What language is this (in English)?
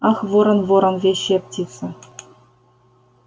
Russian